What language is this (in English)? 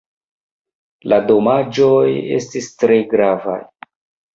Esperanto